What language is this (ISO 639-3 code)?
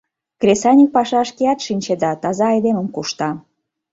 chm